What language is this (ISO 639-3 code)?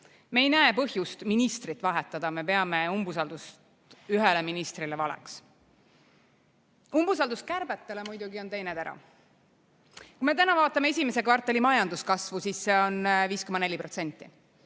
est